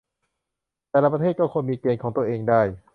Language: Thai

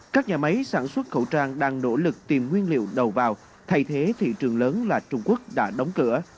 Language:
Vietnamese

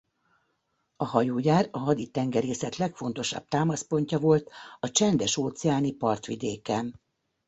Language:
Hungarian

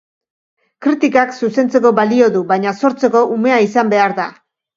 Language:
Basque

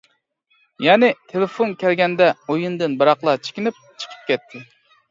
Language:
Uyghur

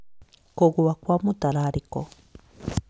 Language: Kikuyu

